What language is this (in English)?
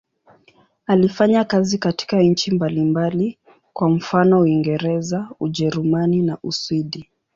Swahili